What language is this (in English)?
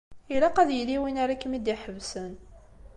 Kabyle